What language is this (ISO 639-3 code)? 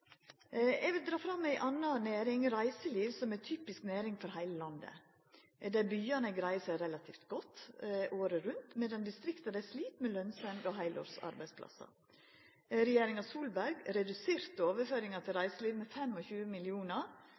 nno